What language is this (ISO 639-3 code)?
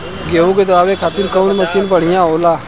bho